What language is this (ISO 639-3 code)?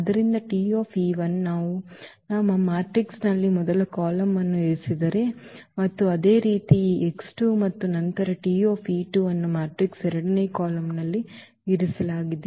kan